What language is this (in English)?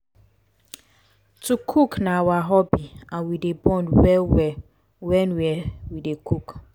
Nigerian Pidgin